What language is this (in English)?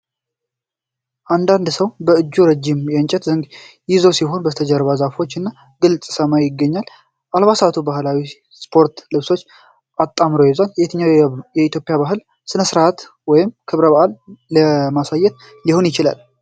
Amharic